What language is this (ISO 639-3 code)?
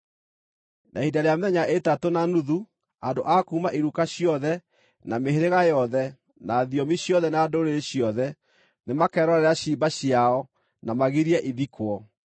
kik